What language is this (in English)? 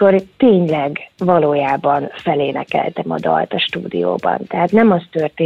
Hungarian